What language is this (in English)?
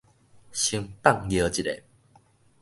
Min Nan Chinese